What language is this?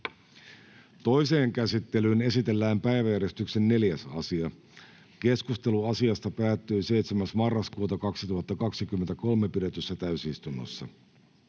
Finnish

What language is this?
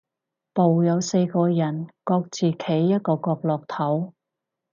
Cantonese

